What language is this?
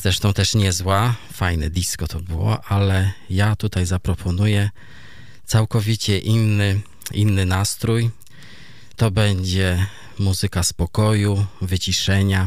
Polish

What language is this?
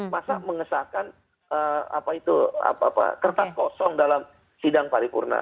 Indonesian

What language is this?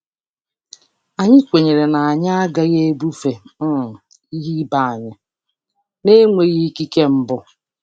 Igbo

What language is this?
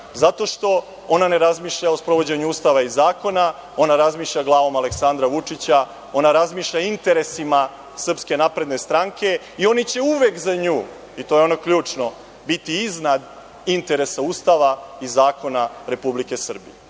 Serbian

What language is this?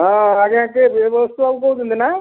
Odia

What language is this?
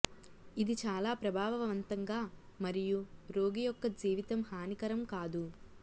Telugu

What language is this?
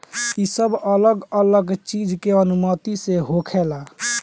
Bhojpuri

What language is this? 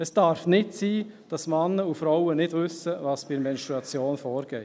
Swiss German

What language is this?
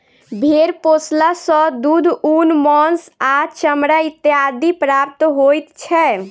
Maithili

